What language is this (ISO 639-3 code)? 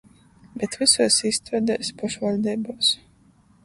ltg